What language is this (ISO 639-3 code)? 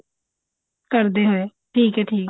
pan